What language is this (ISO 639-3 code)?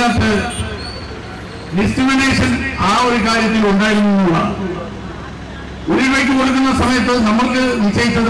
mal